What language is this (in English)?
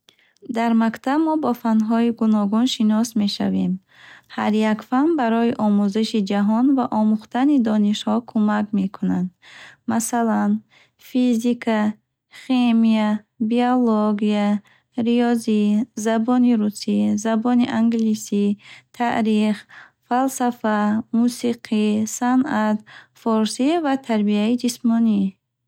Bukharic